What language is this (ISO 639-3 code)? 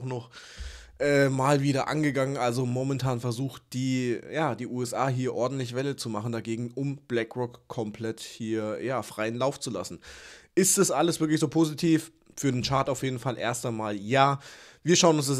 deu